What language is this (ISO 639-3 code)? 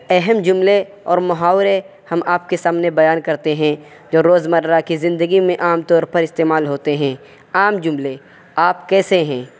urd